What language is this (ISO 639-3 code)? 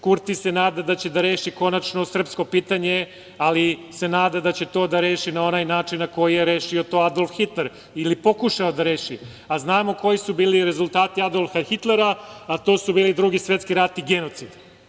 srp